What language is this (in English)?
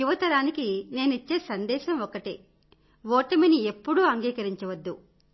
Telugu